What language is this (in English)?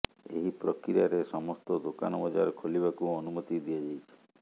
Odia